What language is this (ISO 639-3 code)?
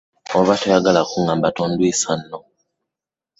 lug